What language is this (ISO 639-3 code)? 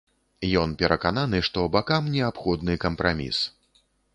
bel